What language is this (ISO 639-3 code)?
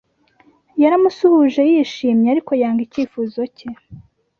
kin